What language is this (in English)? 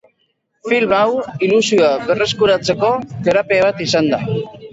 Basque